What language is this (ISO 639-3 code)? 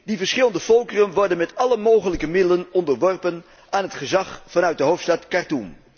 nld